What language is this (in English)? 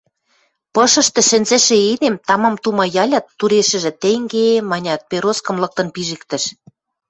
Western Mari